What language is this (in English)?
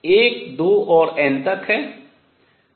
Hindi